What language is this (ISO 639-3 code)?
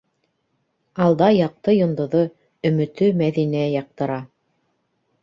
bak